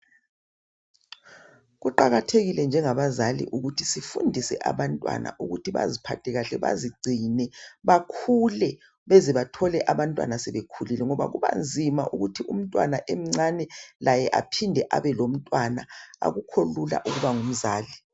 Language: North Ndebele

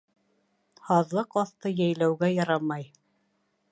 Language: Bashkir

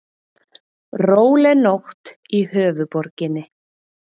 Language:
Icelandic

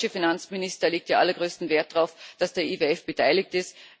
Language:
German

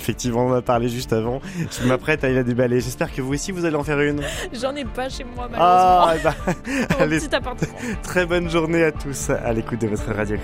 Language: French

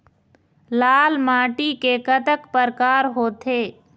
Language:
Chhattisgarhi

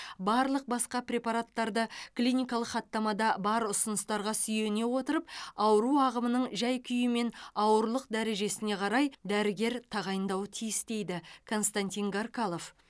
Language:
Kazakh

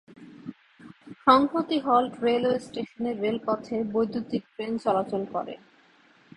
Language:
Bangla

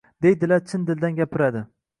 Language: Uzbek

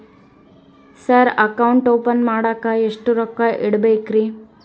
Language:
Kannada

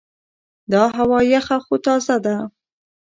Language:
Pashto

